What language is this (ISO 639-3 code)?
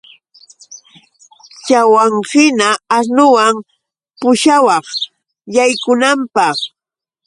qux